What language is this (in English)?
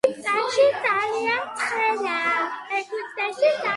Georgian